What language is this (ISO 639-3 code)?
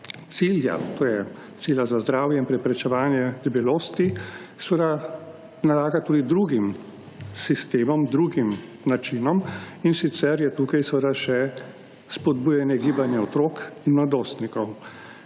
slv